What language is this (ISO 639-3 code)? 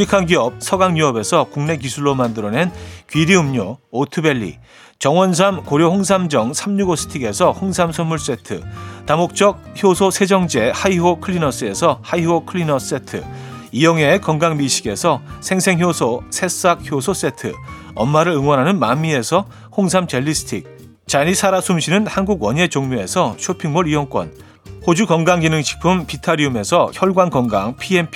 kor